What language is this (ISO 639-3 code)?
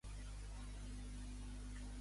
cat